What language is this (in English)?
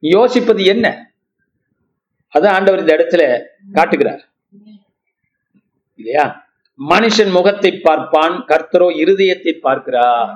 Tamil